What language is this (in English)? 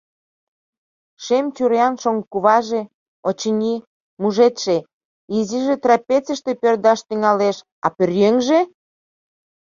Mari